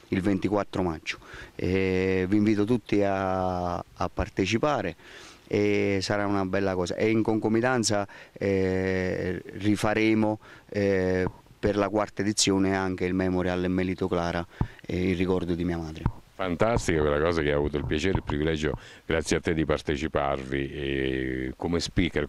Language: Italian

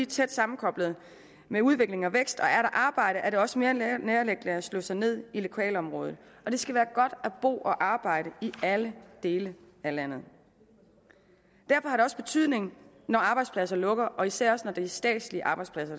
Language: Danish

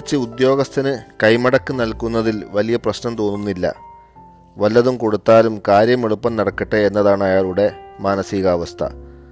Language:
Malayalam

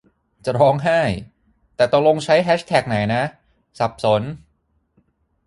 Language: Thai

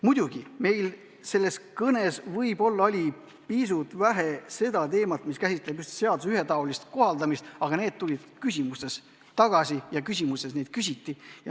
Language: Estonian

